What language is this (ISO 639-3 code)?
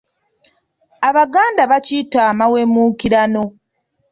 lug